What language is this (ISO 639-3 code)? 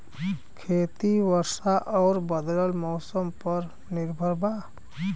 bho